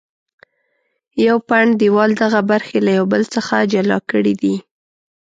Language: Pashto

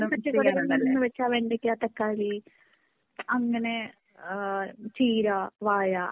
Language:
Malayalam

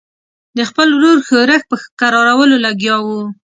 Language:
Pashto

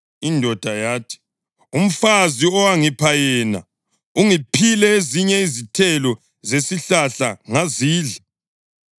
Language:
North Ndebele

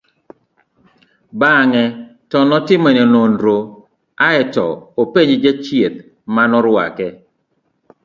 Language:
Luo (Kenya and Tanzania)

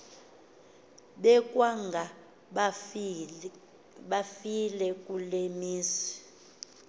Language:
Xhosa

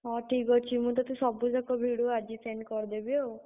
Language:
Odia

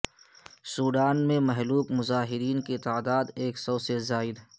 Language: Urdu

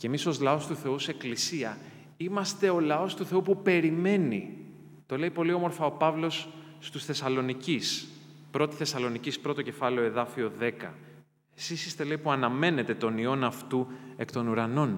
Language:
Greek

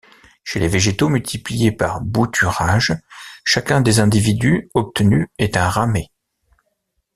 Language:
French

